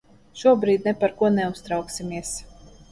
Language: Latvian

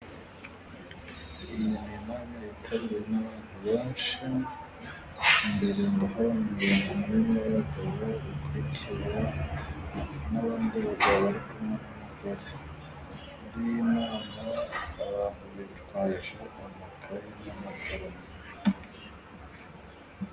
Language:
Kinyarwanda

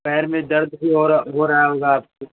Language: Hindi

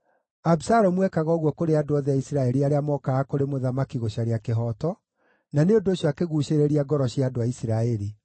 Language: Kikuyu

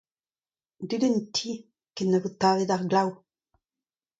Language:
Breton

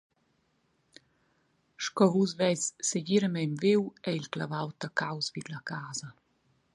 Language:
Romansh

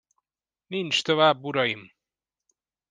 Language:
Hungarian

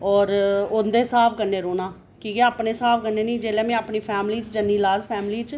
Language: Dogri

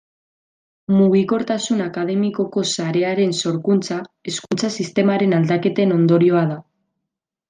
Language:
Basque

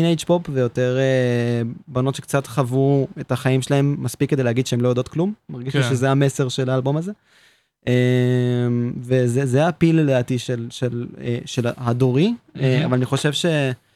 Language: Hebrew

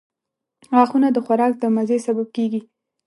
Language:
Pashto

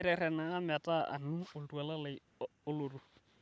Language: Masai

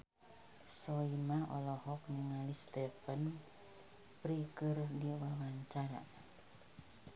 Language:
Sundanese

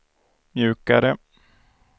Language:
Swedish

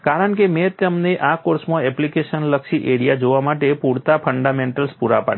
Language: Gujarati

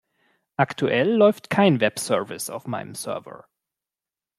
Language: German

